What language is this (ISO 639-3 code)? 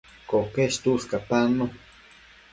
mcf